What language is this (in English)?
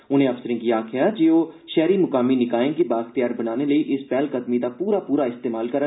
Dogri